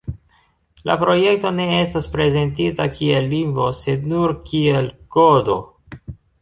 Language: Esperanto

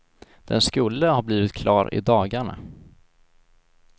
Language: Swedish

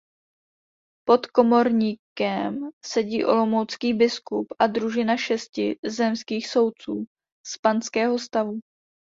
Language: Czech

